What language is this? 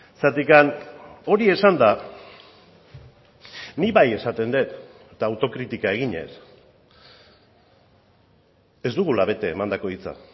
Basque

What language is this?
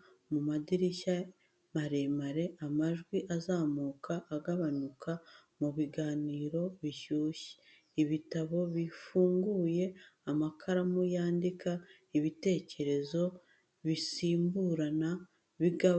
Kinyarwanda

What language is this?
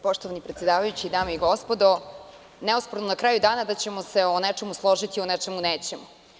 Serbian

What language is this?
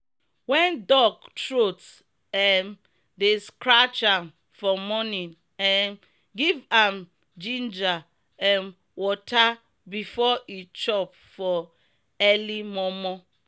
Nigerian Pidgin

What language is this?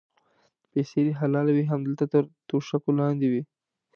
Pashto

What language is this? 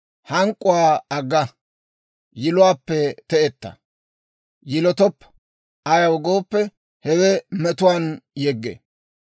Dawro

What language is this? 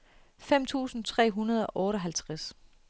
Danish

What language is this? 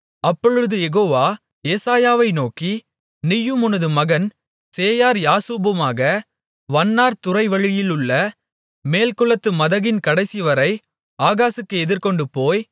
Tamil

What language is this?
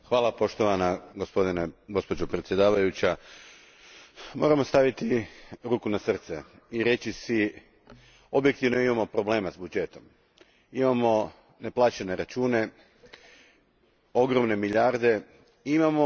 Croatian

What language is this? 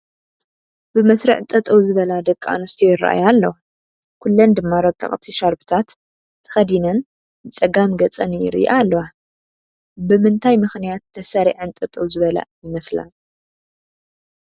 Tigrinya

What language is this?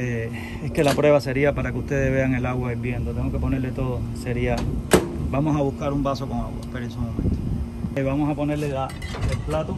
Spanish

